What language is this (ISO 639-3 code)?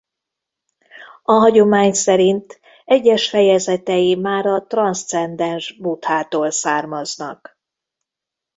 hun